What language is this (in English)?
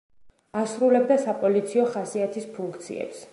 Georgian